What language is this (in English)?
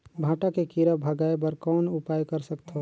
Chhattisgarhi